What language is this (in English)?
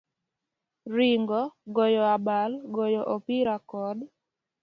Luo (Kenya and Tanzania)